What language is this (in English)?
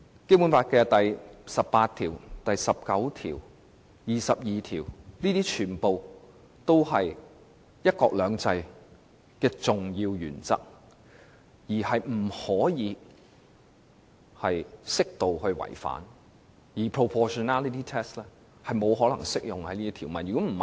Cantonese